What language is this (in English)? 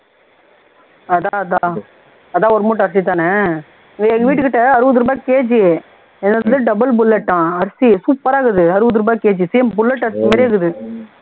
Tamil